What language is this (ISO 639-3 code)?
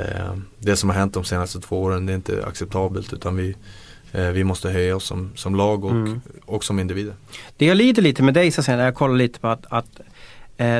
swe